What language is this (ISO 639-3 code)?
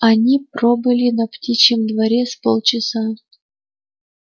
rus